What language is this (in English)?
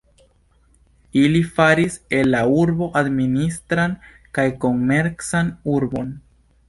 Esperanto